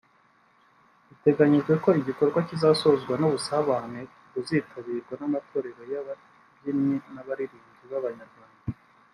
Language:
Kinyarwanda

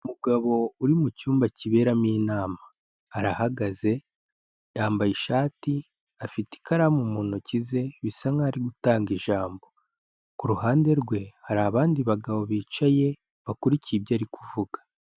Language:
Kinyarwanda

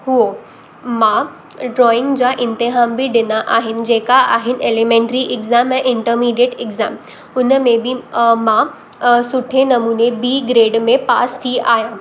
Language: Sindhi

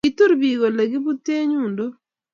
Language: Kalenjin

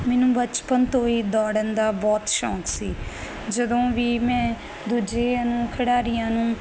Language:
Punjabi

